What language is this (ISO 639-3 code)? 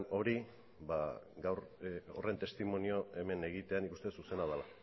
eus